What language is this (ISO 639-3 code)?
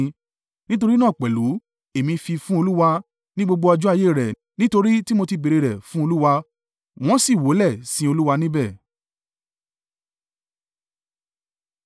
yor